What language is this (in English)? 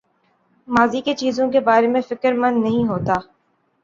Urdu